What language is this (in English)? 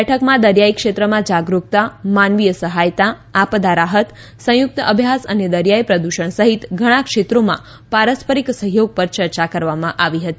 Gujarati